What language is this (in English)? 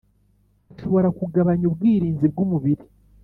Kinyarwanda